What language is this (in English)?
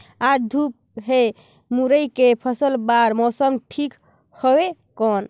Chhattisgarhi